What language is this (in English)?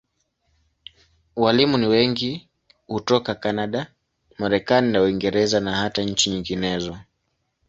Swahili